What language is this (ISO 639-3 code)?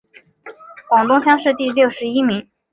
zho